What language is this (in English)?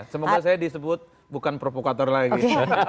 Indonesian